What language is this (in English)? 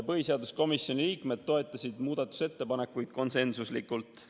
Estonian